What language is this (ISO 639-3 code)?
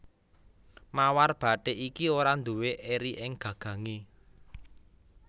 jav